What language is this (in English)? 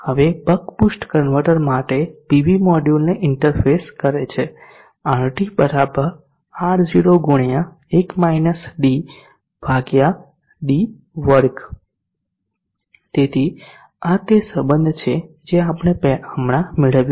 Gujarati